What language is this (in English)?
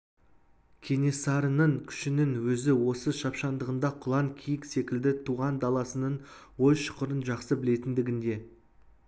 Kazakh